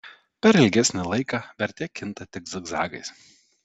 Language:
Lithuanian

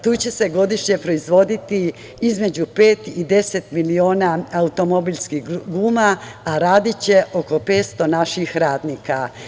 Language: Serbian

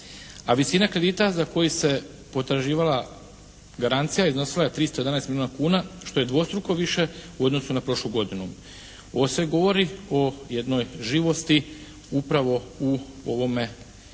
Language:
Croatian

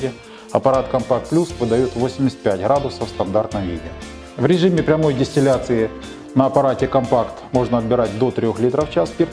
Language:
Russian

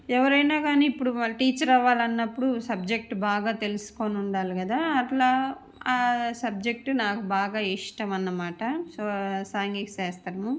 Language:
Telugu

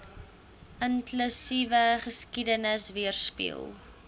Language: Afrikaans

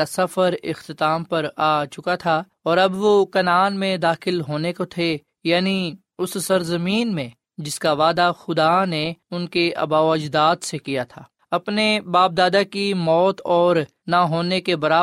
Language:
Urdu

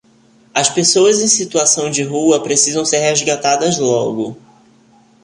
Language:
Portuguese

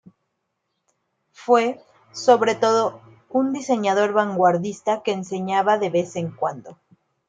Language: Spanish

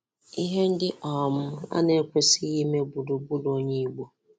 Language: Igbo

